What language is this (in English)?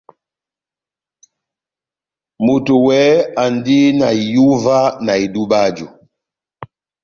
Batanga